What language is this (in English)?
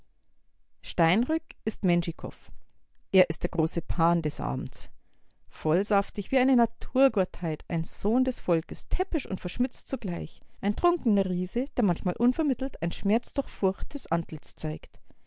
German